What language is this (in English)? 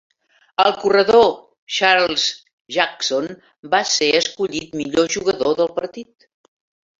Catalan